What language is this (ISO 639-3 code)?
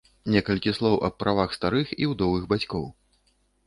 bel